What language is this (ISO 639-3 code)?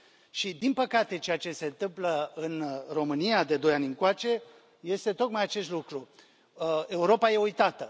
ron